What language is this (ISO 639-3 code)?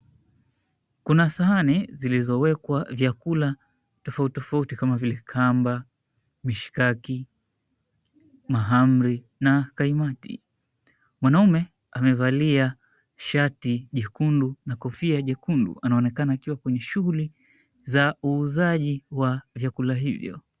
swa